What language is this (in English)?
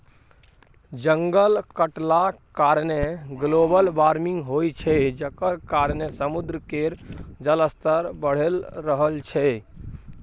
Maithili